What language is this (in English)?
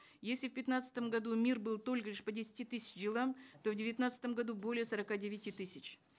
Kazakh